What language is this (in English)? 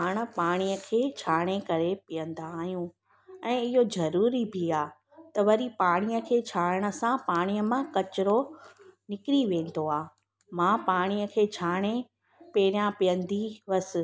Sindhi